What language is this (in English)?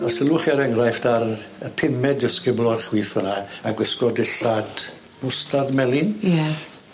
Welsh